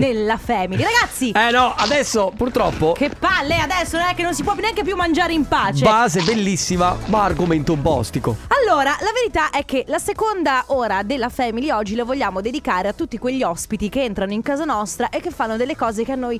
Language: Italian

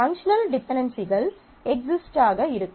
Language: Tamil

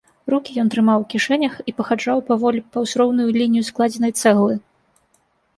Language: Belarusian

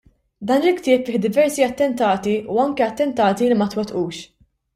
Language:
Maltese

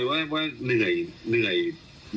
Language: Thai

